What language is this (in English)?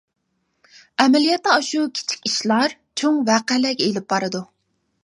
Uyghur